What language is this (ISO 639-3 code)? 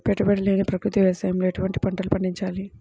tel